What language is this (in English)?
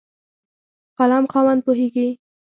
Pashto